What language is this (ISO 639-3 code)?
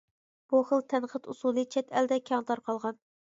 uig